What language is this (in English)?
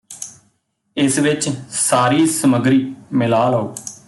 Punjabi